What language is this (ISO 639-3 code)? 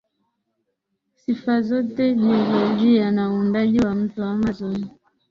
swa